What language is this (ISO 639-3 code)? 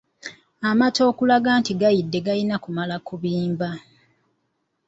lug